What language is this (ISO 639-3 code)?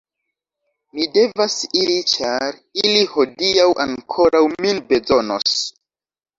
epo